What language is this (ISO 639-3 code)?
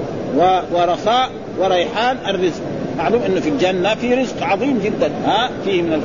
ara